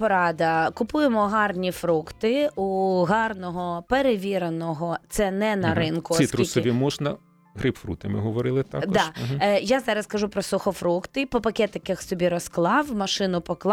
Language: Ukrainian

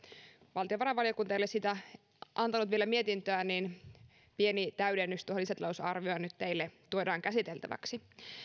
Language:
Finnish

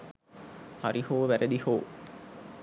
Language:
Sinhala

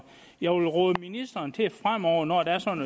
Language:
Danish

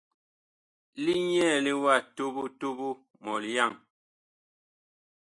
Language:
Bakoko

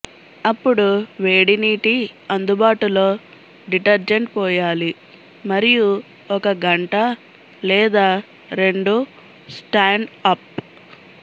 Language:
Telugu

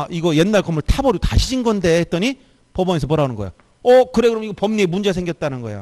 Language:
Korean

